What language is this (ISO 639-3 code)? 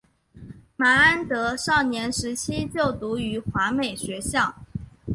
zho